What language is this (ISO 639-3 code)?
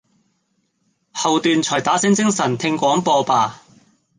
yue